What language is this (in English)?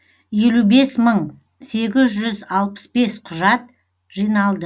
Kazakh